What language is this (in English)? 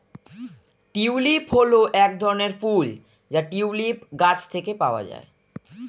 Bangla